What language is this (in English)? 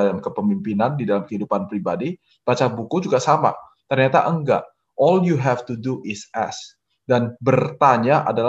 Indonesian